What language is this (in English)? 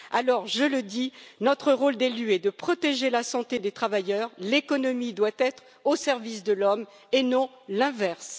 French